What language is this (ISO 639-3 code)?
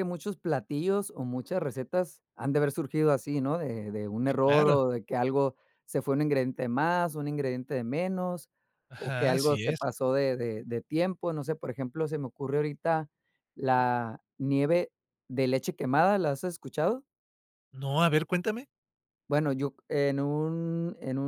spa